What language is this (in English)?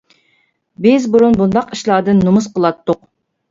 Uyghur